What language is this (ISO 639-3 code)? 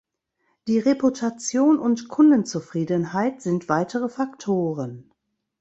deu